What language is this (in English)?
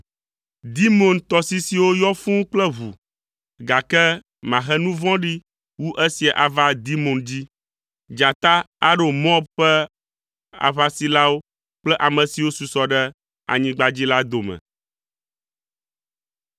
Ewe